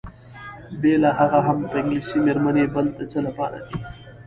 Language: Pashto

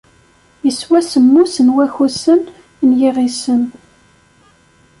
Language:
Kabyle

